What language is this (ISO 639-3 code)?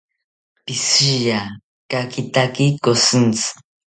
cpy